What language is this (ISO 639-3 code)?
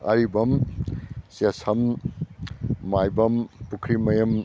mni